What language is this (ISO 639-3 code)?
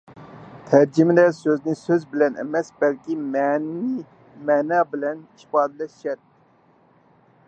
uig